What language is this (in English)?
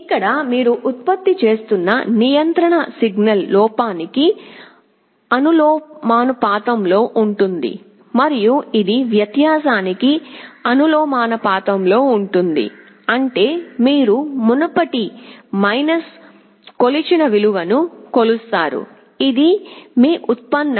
Telugu